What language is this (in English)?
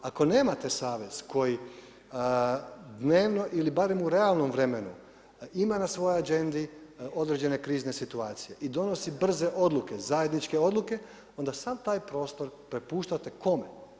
Croatian